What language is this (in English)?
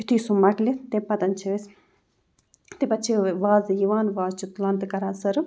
Kashmiri